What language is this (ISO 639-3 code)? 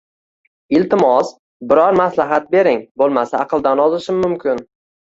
uzb